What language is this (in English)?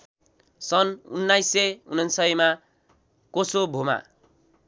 Nepali